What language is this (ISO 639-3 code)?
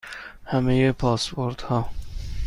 fas